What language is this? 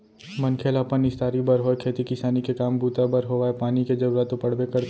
Chhattisgarhi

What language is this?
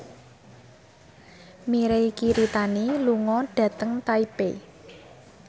Javanese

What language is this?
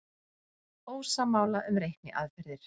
Icelandic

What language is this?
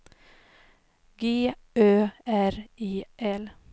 Swedish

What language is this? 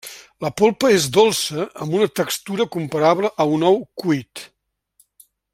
Catalan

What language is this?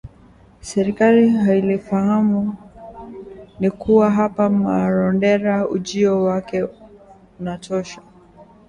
Swahili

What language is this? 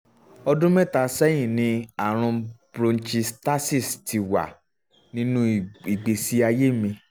Yoruba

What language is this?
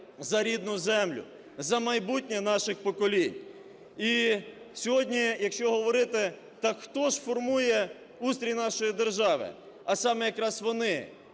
Ukrainian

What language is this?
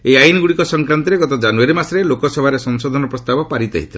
Odia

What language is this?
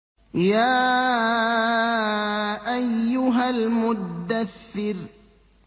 Arabic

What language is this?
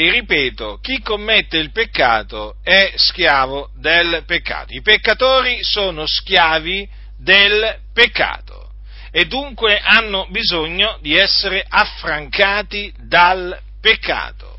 Italian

